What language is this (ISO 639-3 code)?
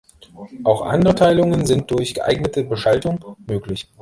deu